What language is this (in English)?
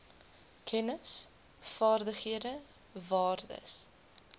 Afrikaans